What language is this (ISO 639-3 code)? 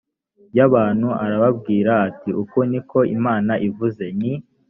kin